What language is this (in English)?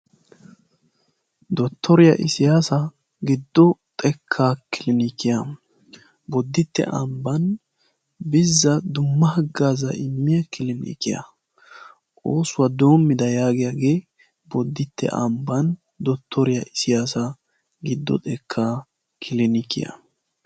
Wolaytta